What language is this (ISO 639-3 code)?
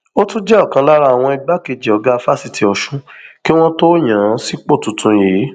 yor